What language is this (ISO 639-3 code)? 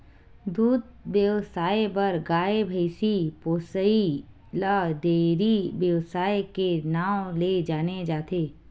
hne